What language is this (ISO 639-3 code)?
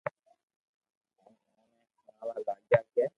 lrk